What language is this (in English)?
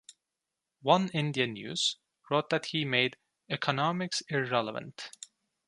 English